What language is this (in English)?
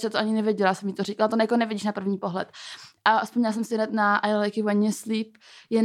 Czech